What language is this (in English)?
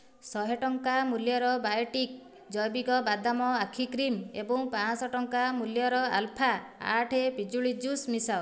Odia